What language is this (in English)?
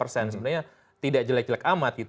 Indonesian